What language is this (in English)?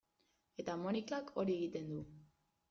Basque